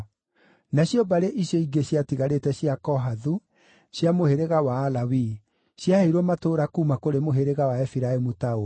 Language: Kikuyu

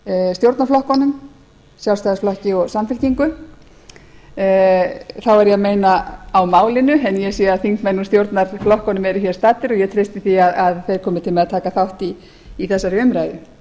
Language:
Icelandic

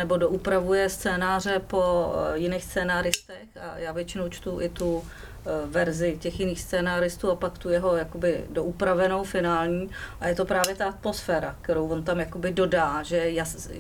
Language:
Czech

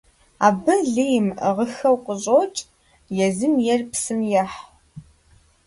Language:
Kabardian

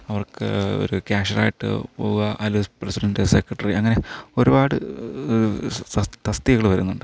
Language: Malayalam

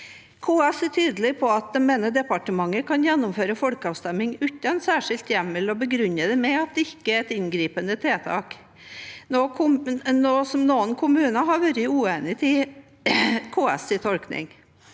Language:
Norwegian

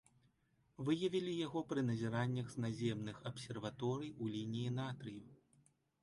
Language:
Belarusian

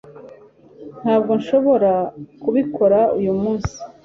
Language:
Kinyarwanda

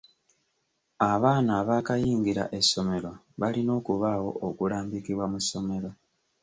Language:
Ganda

